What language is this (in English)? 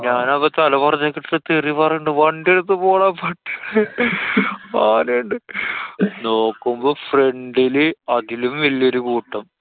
Malayalam